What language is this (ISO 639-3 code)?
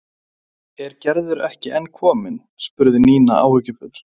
isl